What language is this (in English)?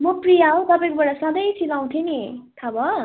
Nepali